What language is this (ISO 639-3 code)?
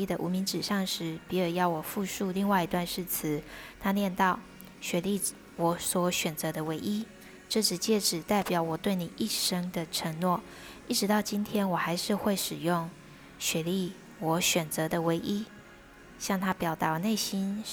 zho